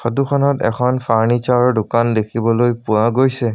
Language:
Assamese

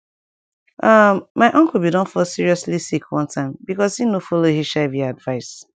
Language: Nigerian Pidgin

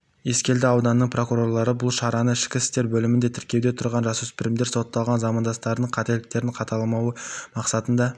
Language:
Kazakh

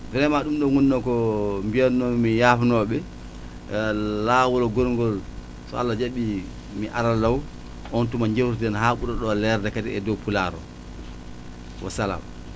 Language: Wolof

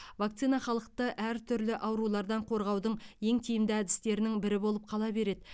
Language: Kazakh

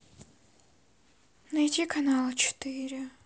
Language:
Russian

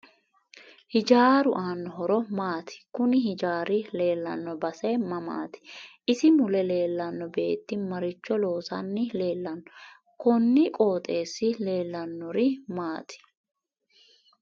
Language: Sidamo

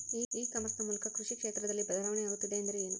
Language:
Kannada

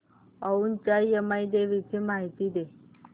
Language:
Marathi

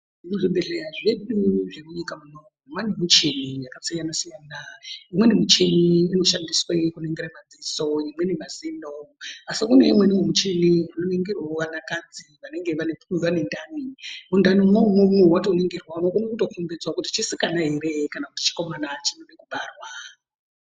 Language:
Ndau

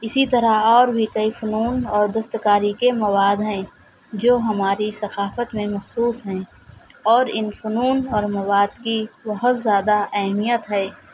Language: Urdu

